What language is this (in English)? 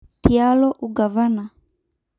Masai